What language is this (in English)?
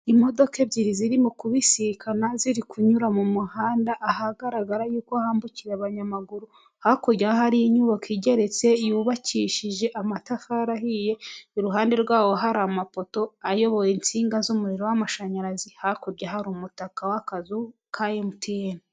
Kinyarwanda